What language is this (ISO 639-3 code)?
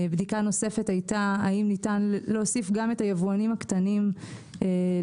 heb